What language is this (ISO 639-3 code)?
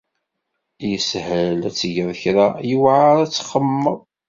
kab